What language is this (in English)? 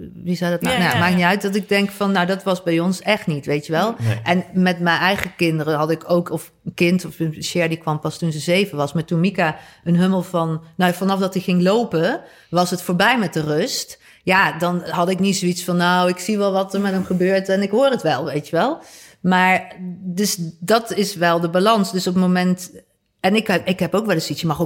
Dutch